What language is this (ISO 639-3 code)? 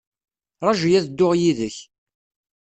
kab